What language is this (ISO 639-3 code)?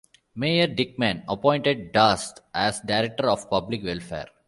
eng